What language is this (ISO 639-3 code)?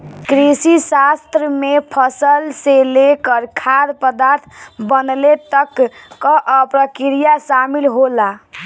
bho